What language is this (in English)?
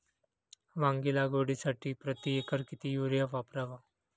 Marathi